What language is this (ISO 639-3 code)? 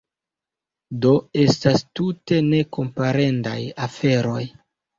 epo